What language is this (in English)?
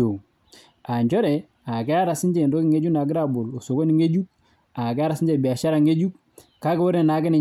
Masai